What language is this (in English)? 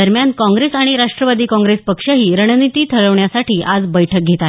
Marathi